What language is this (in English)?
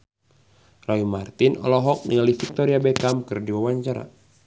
Sundanese